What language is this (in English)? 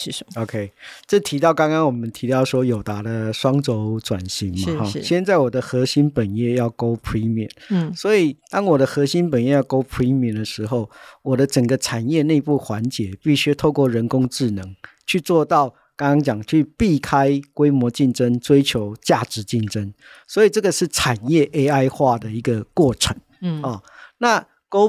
Chinese